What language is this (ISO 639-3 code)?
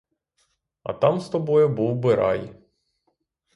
ukr